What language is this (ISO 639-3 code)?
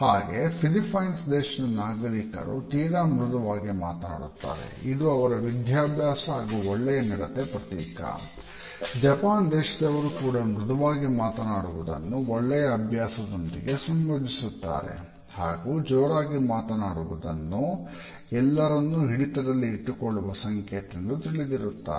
kan